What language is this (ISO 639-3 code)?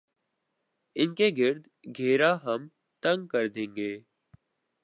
urd